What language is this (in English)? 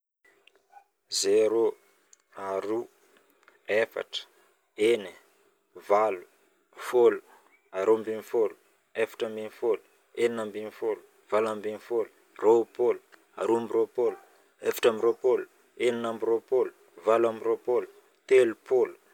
Northern Betsimisaraka Malagasy